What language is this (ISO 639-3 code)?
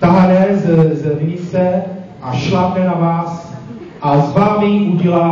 ces